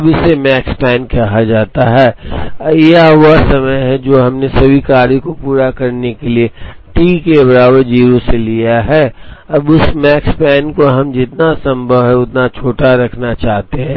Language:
Hindi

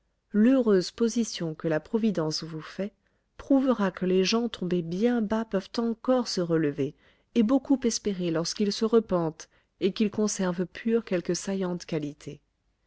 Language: French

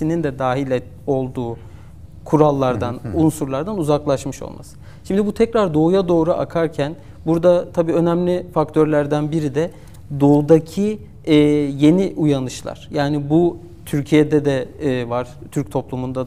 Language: Turkish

